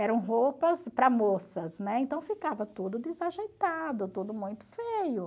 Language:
Portuguese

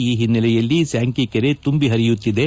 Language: Kannada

